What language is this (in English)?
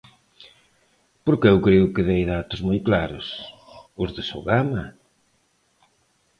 Galician